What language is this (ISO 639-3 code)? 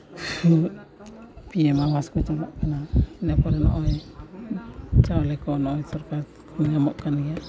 sat